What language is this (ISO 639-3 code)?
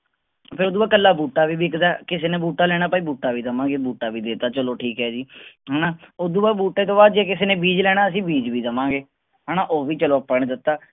pan